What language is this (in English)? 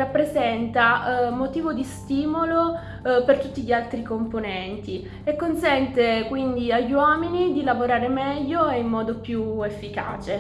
Italian